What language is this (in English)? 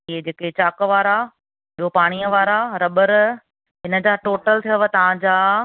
Sindhi